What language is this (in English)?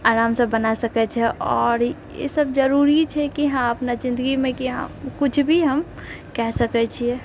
Maithili